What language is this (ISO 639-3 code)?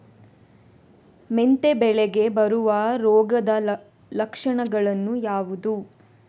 kan